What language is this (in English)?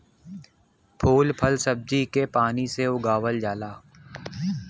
Bhojpuri